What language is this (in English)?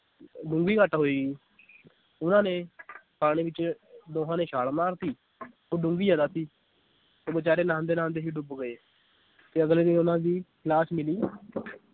Punjabi